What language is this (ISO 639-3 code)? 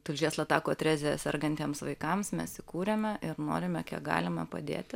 lit